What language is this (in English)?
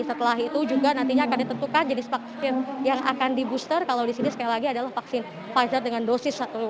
Indonesian